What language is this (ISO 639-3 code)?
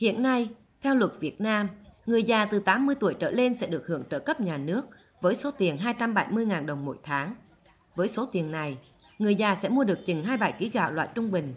vie